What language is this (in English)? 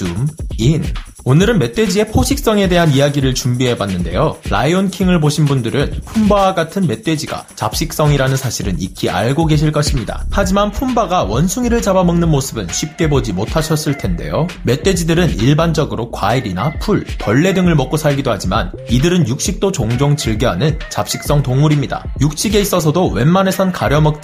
Korean